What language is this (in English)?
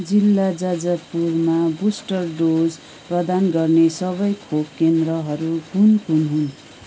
Nepali